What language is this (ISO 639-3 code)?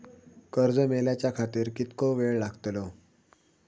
mar